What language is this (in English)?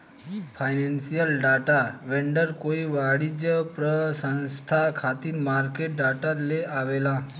Bhojpuri